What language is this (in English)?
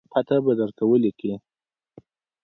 Pashto